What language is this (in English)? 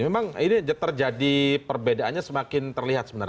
Indonesian